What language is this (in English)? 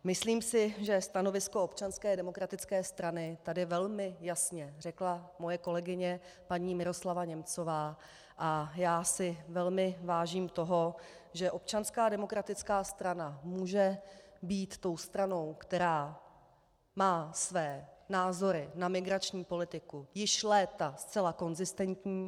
Czech